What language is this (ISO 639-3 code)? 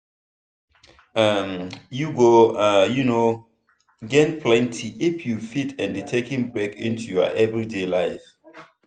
pcm